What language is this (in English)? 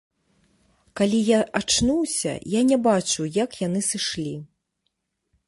Belarusian